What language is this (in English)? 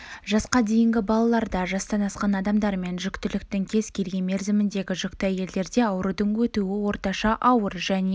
Kazakh